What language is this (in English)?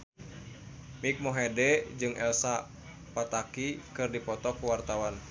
Sundanese